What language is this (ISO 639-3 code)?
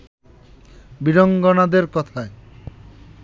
ben